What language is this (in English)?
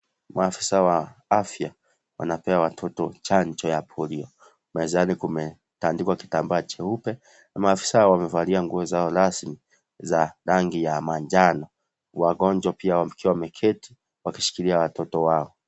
Swahili